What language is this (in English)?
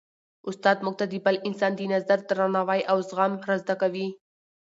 Pashto